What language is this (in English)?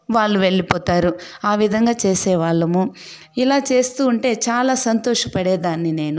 Telugu